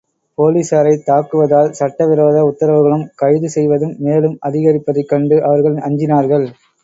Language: Tamil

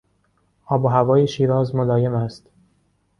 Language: Persian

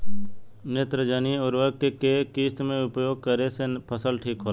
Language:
Bhojpuri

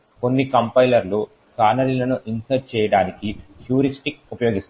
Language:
Telugu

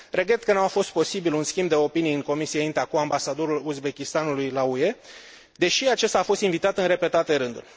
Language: Romanian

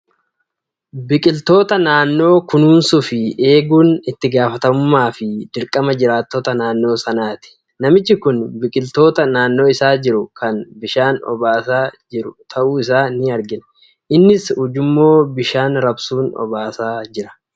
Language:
Oromo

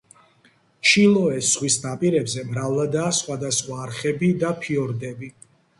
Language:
Georgian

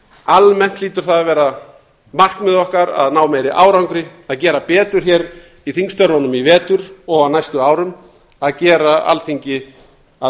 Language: Icelandic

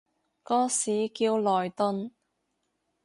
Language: Cantonese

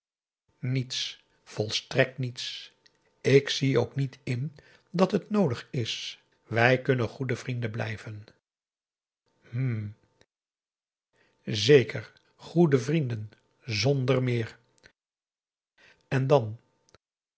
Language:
Dutch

